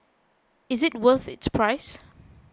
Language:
English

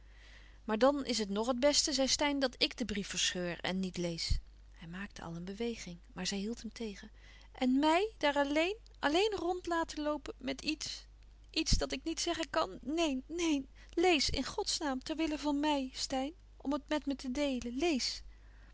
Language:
Dutch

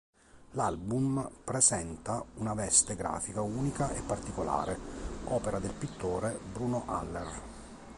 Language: Italian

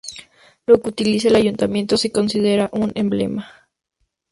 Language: Spanish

